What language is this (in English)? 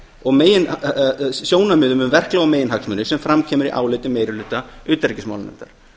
Icelandic